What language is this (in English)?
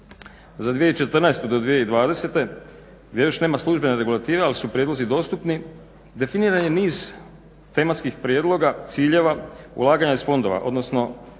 Croatian